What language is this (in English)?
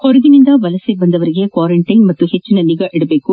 Kannada